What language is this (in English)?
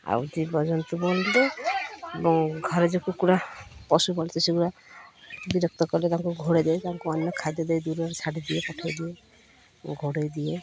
Odia